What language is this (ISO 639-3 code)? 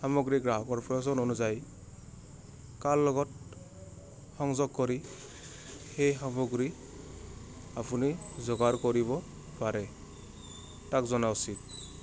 asm